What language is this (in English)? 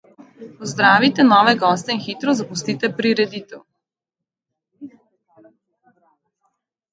Slovenian